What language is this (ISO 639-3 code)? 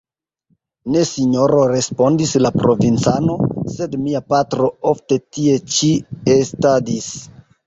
epo